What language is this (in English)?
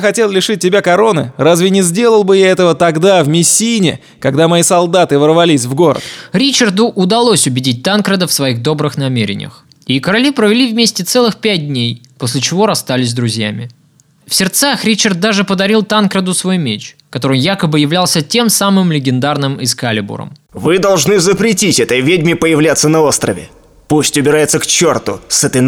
Russian